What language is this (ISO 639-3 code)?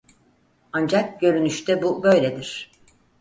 tur